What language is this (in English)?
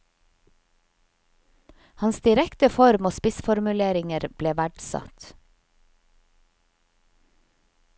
Norwegian